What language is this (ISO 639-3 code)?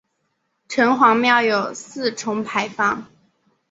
zho